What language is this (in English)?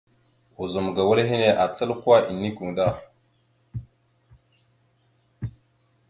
Mada (Cameroon)